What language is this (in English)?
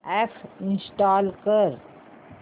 Marathi